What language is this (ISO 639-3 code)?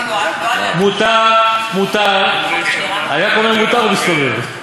heb